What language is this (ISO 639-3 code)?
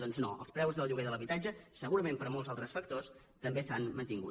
cat